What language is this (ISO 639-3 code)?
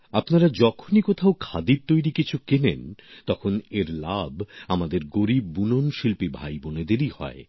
ben